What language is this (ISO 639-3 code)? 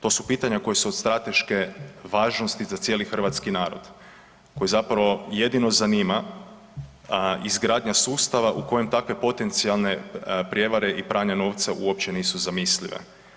hrv